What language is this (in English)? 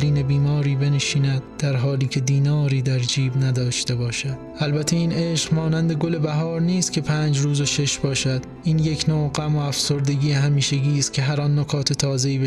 Persian